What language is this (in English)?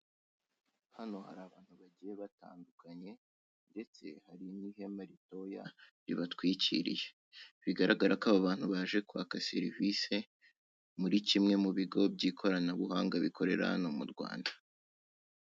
Kinyarwanda